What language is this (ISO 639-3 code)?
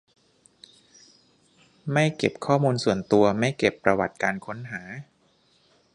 tha